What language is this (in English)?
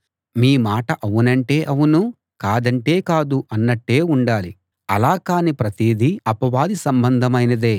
Telugu